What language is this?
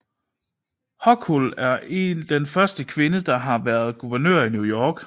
Danish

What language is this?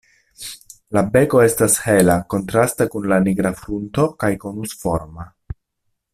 Esperanto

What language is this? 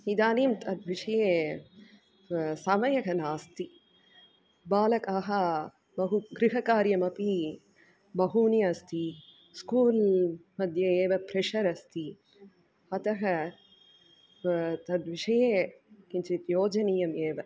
Sanskrit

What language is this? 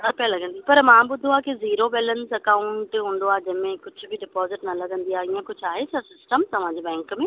Sindhi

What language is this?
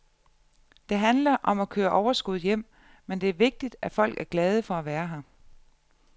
Danish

